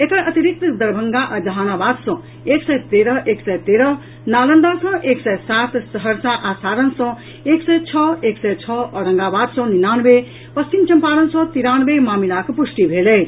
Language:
Maithili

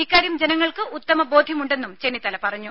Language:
Malayalam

